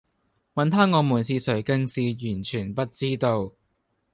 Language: Cantonese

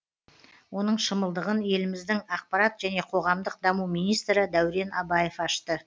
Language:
Kazakh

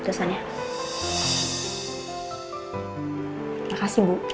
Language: Indonesian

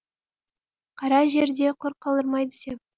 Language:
Kazakh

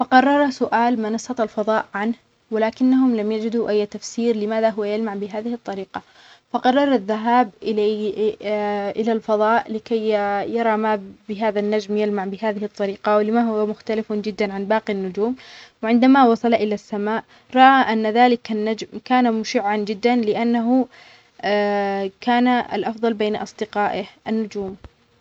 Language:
Omani Arabic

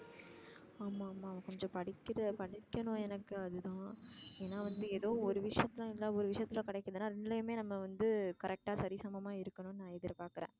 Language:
Tamil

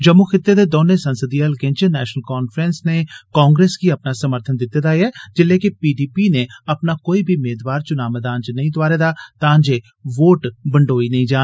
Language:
Dogri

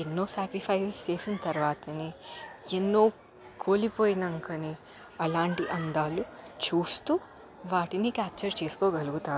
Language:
Telugu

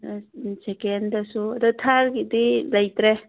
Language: Manipuri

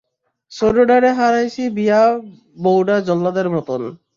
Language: Bangla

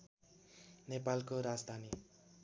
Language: Nepali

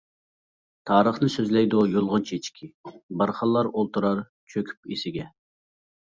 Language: Uyghur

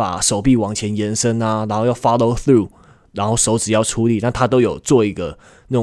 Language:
Chinese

